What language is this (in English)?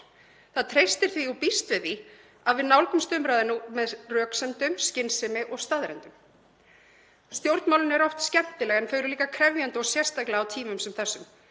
Icelandic